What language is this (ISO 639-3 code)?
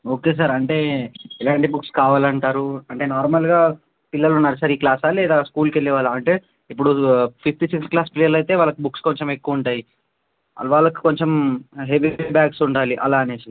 tel